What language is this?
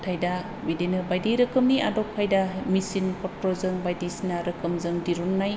Bodo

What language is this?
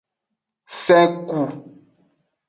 Aja (Benin)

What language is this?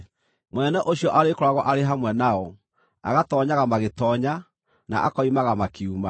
Kikuyu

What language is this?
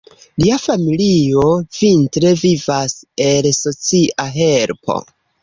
Esperanto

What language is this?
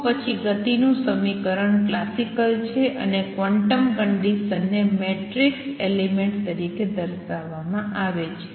Gujarati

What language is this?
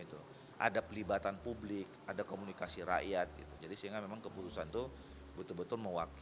Indonesian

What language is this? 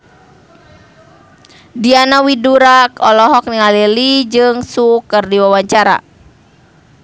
Sundanese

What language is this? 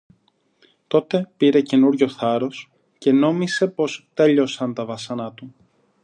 Greek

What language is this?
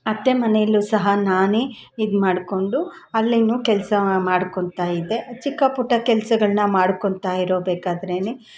Kannada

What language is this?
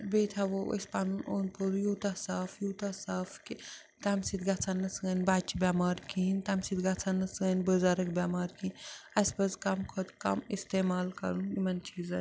Kashmiri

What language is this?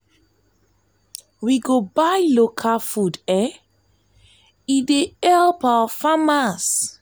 Nigerian Pidgin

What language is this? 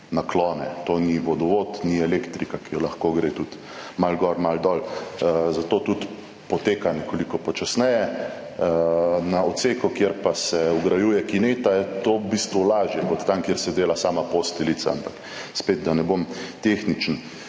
Slovenian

